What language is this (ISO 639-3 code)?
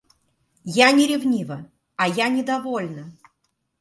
rus